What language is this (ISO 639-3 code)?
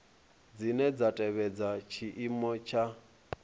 ven